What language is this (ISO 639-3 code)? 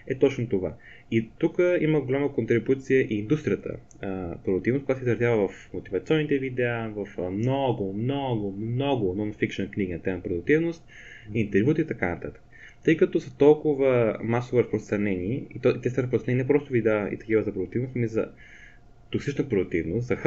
bul